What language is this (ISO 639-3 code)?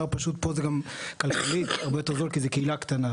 heb